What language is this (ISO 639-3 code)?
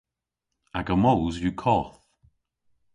cor